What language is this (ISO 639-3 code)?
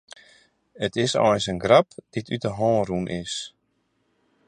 fry